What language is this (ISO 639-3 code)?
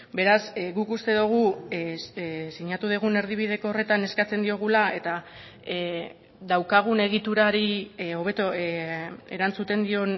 eus